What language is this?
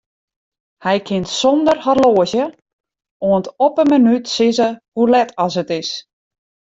Western Frisian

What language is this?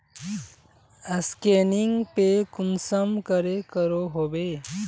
Magahi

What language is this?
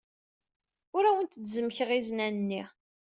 Kabyle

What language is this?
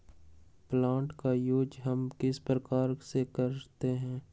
Magahi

